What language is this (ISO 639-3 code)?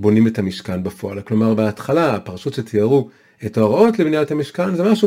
heb